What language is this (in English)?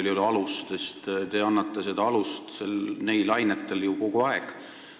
Estonian